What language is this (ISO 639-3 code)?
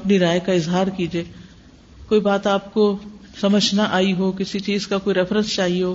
urd